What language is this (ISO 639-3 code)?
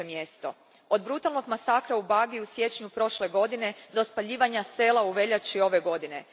hrv